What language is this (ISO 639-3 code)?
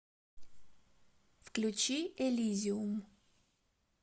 rus